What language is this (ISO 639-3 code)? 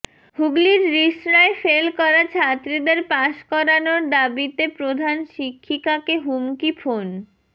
ben